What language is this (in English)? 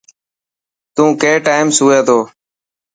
Dhatki